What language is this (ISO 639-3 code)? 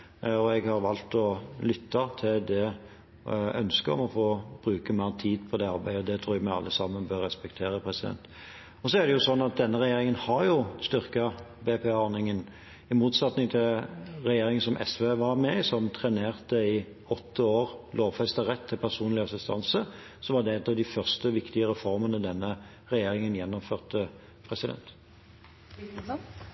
nob